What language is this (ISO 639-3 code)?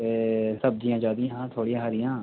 doi